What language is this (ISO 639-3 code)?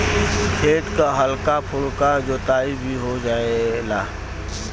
bho